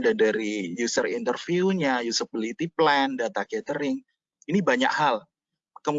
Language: Indonesian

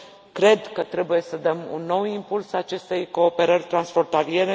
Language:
Romanian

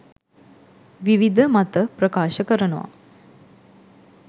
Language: Sinhala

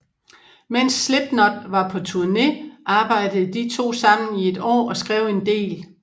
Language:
Danish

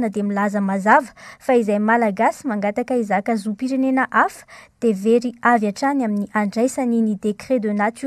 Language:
Arabic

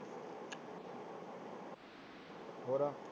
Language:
Punjabi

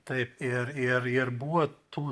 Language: Lithuanian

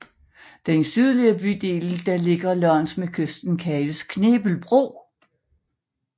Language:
Danish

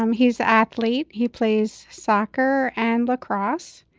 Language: English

